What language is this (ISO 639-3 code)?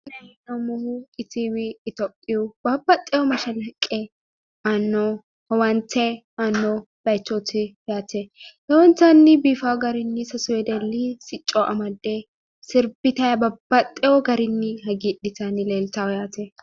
sid